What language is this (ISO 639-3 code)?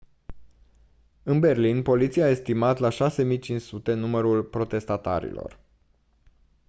ron